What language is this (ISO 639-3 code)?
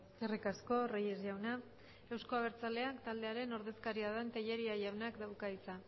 eus